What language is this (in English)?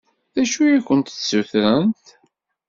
Kabyle